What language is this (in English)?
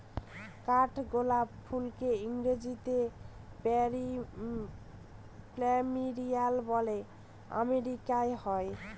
Bangla